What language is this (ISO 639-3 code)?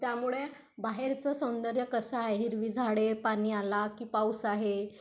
mar